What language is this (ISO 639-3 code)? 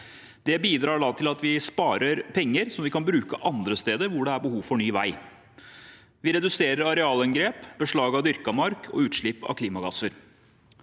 nor